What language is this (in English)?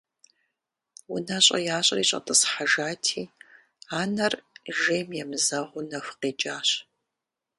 Kabardian